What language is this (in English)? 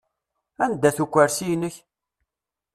Kabyle